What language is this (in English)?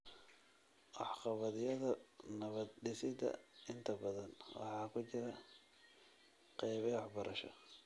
Somali